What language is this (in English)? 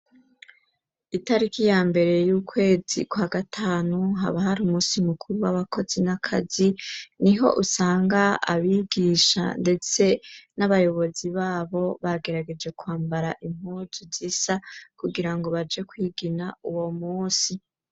Rundi